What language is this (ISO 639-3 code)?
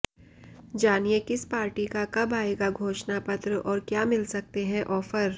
hin